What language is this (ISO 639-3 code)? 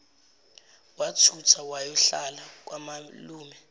zul